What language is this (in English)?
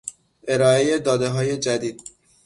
Persian